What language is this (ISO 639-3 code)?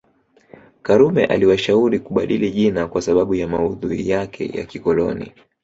swa